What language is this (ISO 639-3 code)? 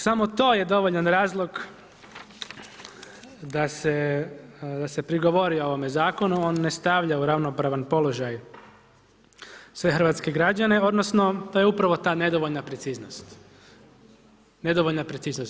hrv